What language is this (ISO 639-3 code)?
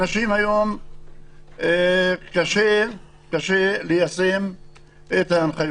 heb